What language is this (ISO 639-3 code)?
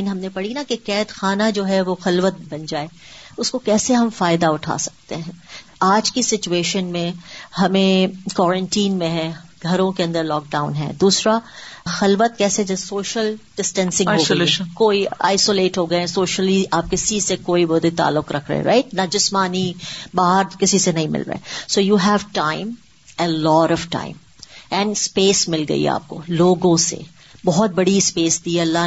urd